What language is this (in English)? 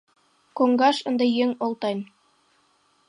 Mari